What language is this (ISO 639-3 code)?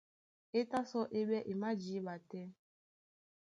dua